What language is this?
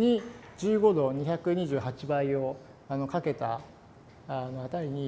Japanese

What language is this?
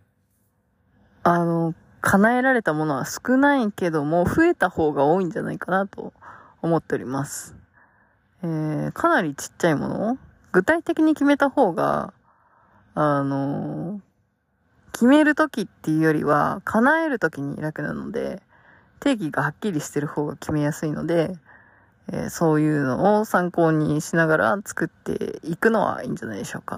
Japanese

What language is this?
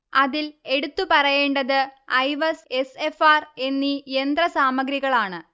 Malayalam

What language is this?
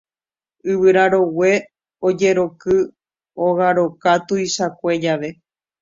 Guarani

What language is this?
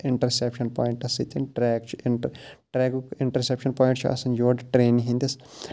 Kashmiri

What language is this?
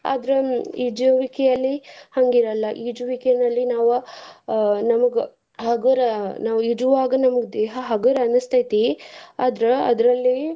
Kannada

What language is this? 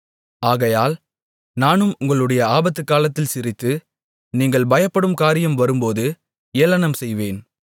Tamil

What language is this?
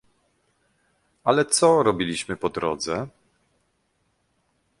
Polish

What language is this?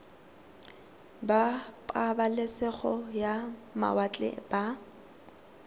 Tswana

